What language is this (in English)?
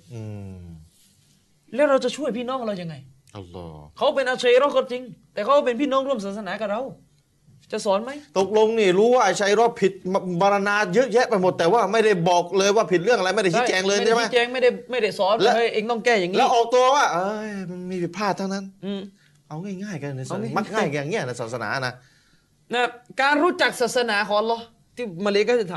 Thai